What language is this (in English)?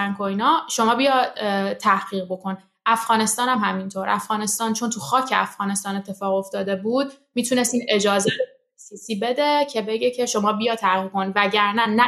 Persian